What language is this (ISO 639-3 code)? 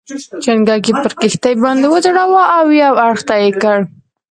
pus